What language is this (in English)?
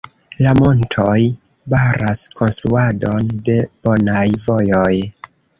Esperanto